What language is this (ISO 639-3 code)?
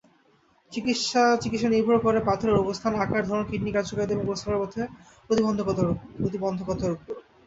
ben